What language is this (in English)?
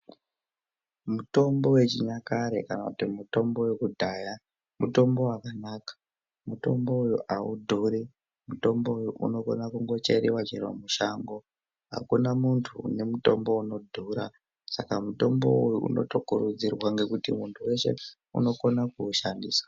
Ndau